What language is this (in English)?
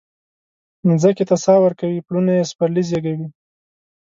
Pashto